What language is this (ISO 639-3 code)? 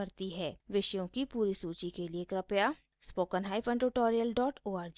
hin